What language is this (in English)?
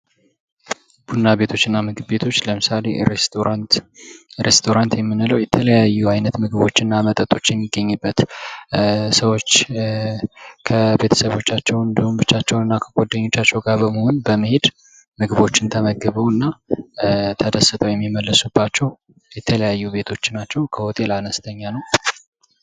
Amharic